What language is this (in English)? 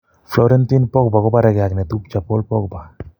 Kalenjin